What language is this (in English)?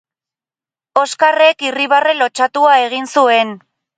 Basque